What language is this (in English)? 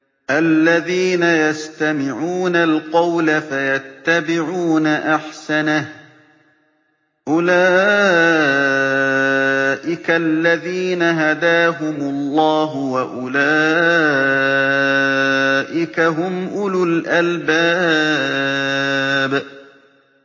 Arabic